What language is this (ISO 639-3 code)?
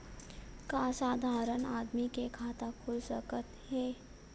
hne